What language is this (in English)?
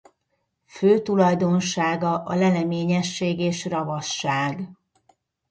Hungarian